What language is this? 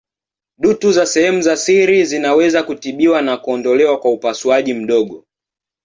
Swahili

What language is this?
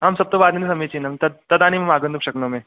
Sanskrit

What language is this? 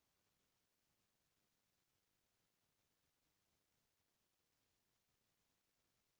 Chhattisgarhi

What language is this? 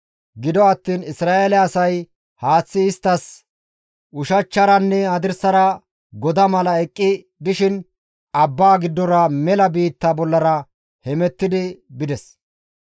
Gamo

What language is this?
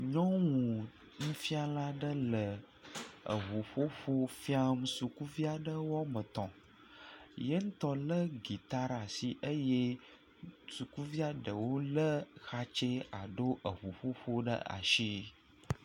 Ewe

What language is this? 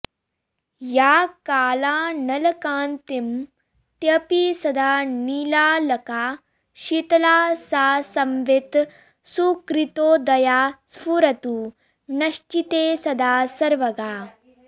Sanskrit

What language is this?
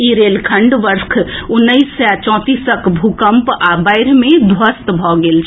Maithili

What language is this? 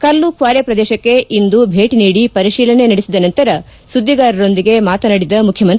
Kannada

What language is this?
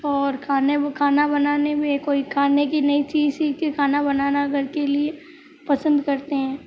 Hindi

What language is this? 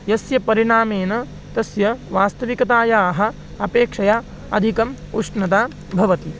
Sanskrit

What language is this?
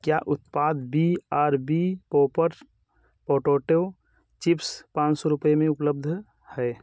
Hindi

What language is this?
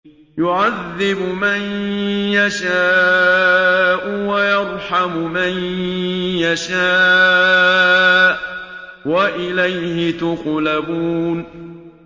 Arabic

